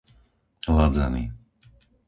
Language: Slovak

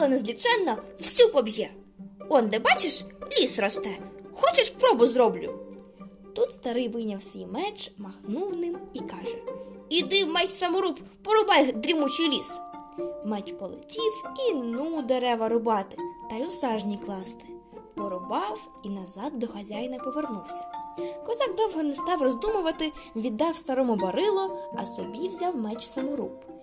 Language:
Ukrainian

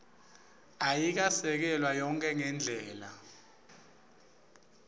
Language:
Swati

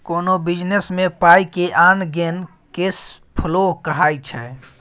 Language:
Maithili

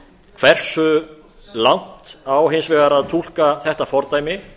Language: Icelandic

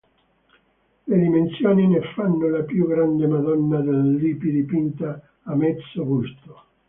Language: Italian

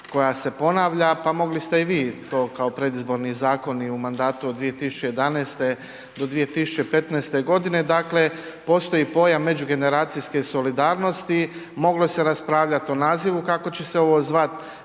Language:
Croatian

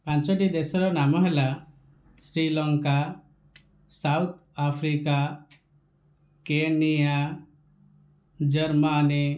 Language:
Odia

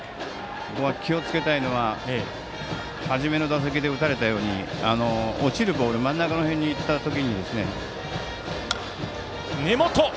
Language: Japanese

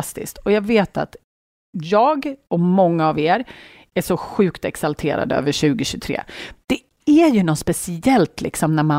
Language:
Swedish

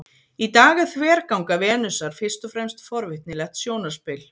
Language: Icelandic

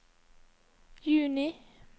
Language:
Norwegian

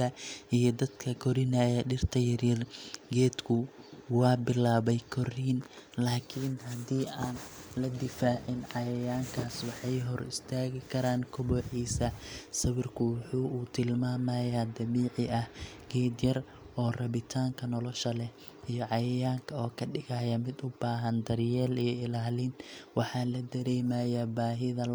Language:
Somali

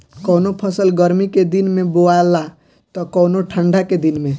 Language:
Bhojpuri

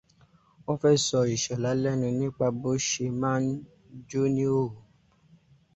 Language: Yoruba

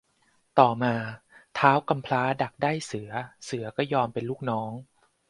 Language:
Thai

